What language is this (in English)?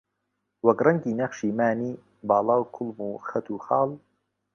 Central Kurdish